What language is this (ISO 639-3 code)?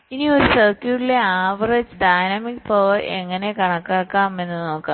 mal